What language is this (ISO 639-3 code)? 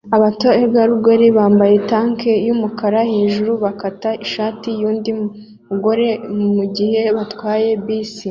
kin